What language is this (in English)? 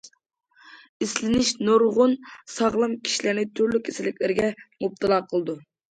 Uyghur